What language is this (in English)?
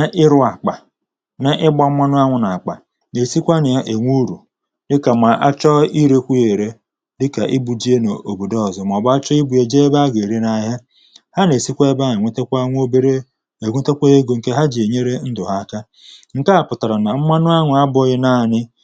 Igbo